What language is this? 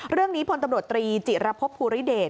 Thai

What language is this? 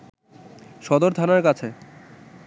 Bangla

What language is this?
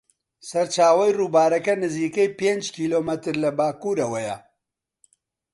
Central Kurdish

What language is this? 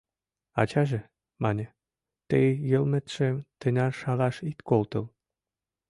Mari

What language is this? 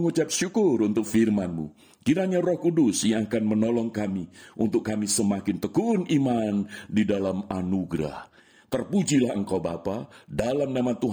Indonesian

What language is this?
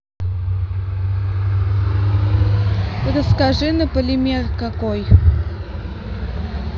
Russian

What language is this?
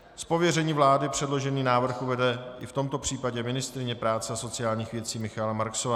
Czech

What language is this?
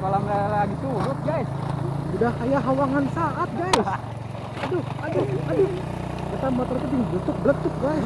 Indonesian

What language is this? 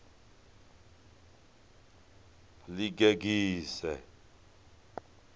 Venda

